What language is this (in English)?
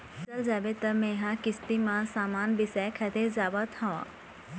Chhattisgarhi